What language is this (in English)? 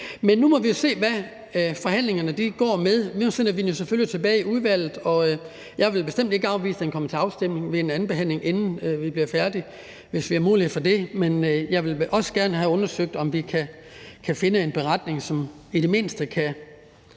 Danish